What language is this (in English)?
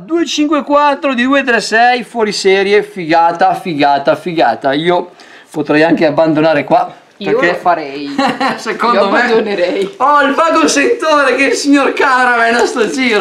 Italian